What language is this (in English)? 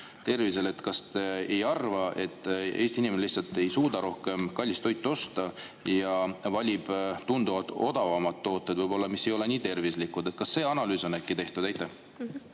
Estonian